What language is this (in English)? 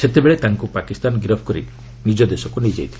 Odia